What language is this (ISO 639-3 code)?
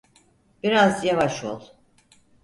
tur